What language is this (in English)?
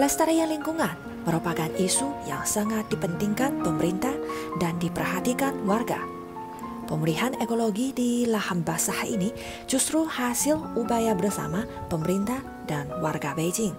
Indonesian